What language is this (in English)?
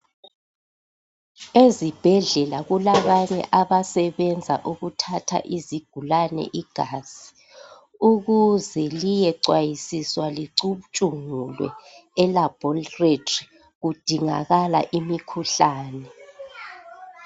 North Ndebele